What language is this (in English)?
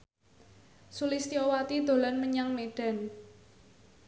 Javanese